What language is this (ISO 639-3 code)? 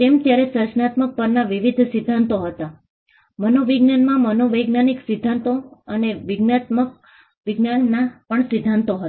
guj